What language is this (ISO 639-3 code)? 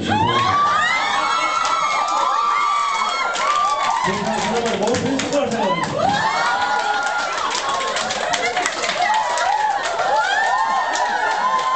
kor